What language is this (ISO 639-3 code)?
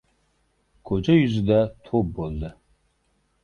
uzb